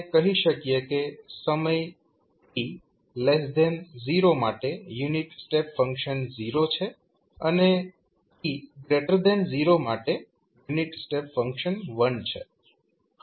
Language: Gujarati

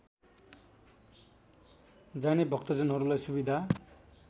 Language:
Nepali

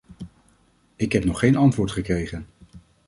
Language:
Dutch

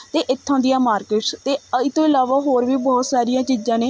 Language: Punjabi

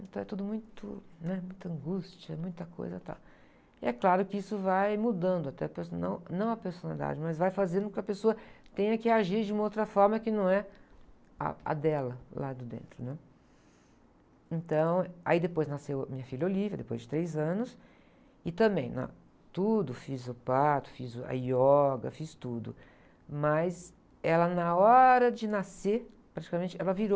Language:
Portuguese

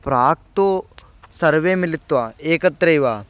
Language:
Sanskrit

